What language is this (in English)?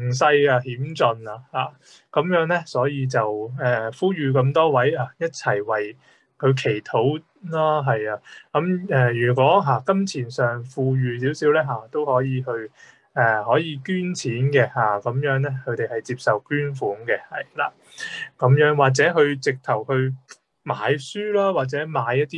Chinese